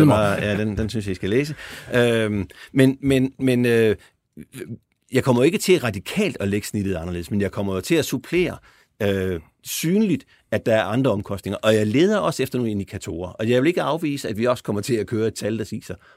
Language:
Danish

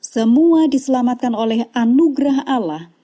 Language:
Indonesian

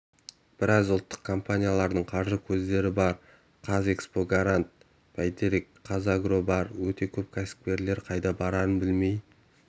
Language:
Kazakh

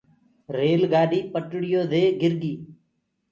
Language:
Gurgula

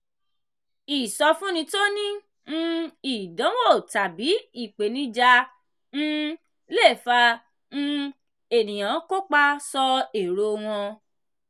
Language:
Yoruba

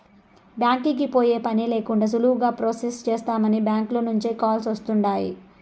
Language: Telugu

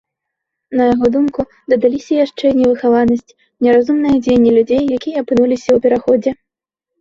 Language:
Belarusian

